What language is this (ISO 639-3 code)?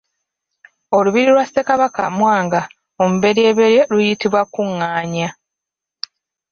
lug